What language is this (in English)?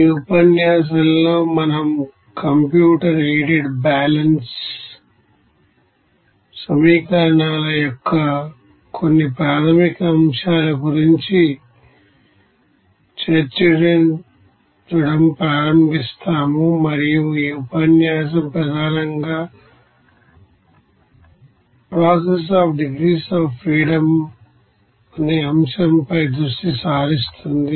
Telugu